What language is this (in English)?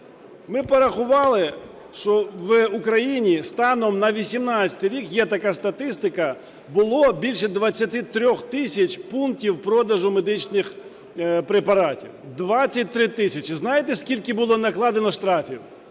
Ukrainian